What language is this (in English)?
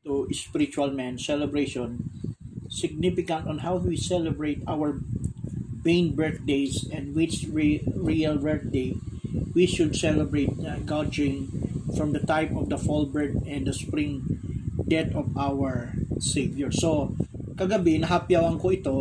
Filipino